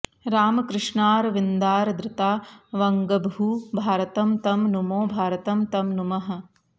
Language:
Sanskrit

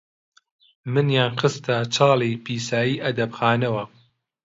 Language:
Central Kurdish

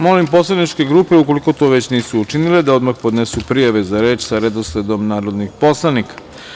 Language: Serbian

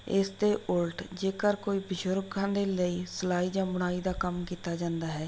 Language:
Punjabi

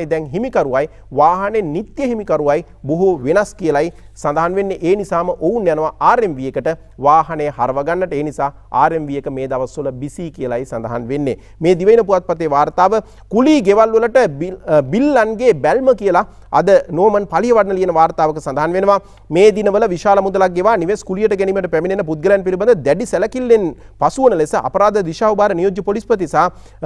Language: Indonesian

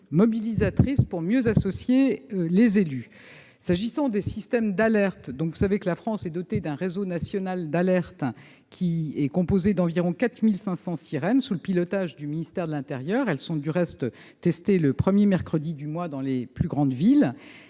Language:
French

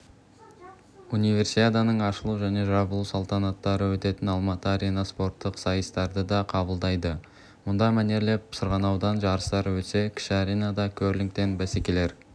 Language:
Kazakh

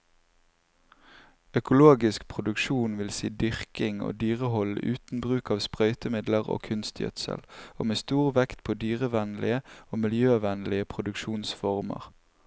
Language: Norwegian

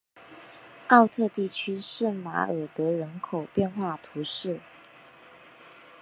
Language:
Chinese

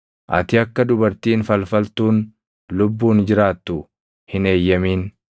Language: Oromo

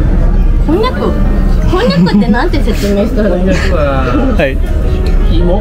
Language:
Japanese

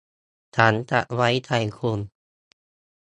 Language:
Thai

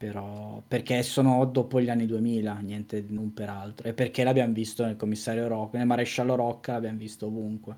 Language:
Italian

